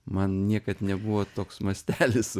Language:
Lithuanian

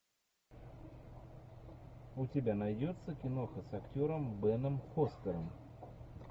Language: Russian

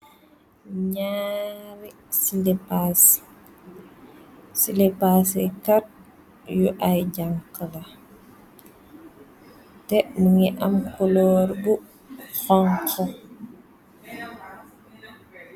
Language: Wolof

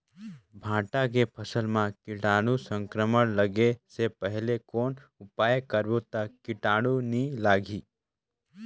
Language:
Chhattisgarhi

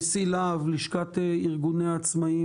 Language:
Hebrew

